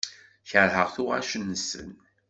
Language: Kabyle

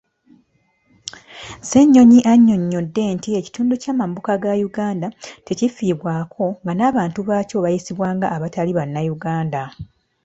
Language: Ganda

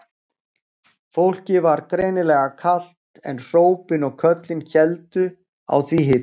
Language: Icelandic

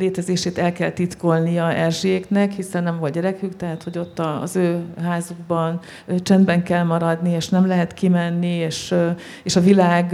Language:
Hungarian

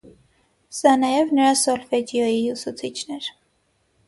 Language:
Armenian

